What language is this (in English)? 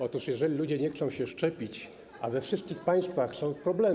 Polish